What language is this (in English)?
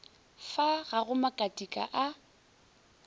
Northern Sotho